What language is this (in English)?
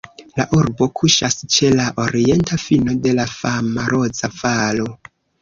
Esperanto